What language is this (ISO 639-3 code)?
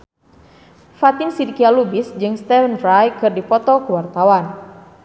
sun